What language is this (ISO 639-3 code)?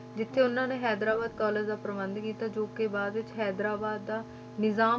pan